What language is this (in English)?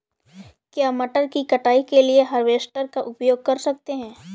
Hindi